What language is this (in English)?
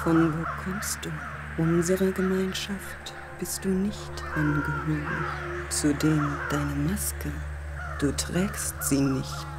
German